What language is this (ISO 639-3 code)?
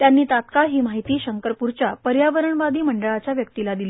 mar